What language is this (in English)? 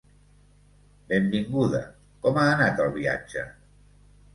Catalan